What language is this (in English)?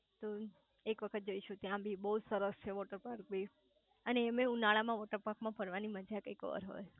Gujarati